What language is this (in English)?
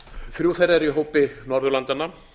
Icelandic